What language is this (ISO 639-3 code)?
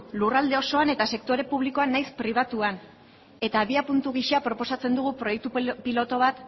eus